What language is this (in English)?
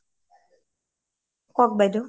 Assamese